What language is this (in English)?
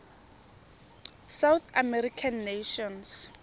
Tswana